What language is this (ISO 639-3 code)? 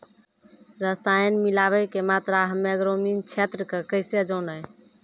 mai